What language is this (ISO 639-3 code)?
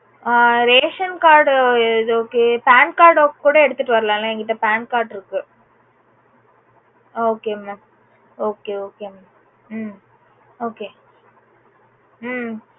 tam